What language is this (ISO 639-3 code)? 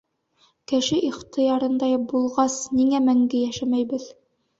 bak